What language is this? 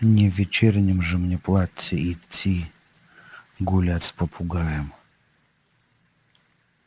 Russian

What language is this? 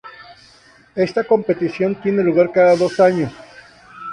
Spanish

